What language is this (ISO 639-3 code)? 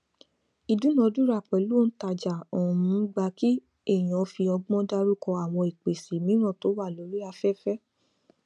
yor